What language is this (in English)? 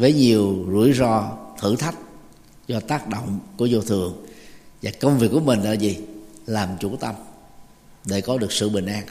Vietnamese